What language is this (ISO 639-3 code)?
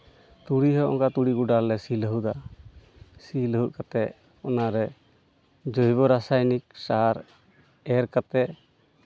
sat